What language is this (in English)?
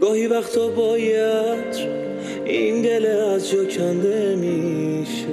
Persian